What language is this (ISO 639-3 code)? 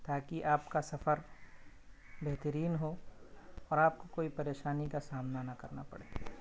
urd